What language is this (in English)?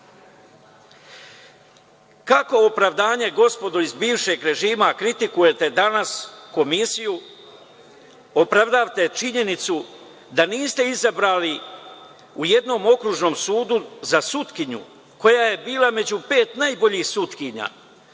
Serbian